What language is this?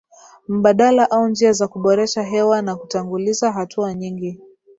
Swahili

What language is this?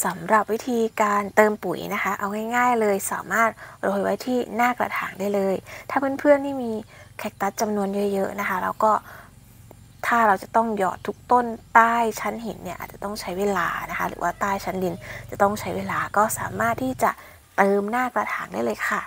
Thai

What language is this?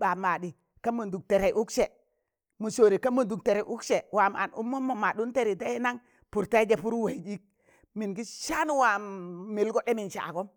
Tangale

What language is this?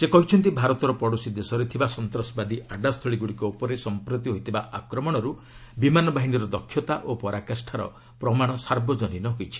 Odia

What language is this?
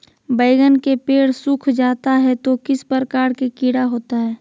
Magahi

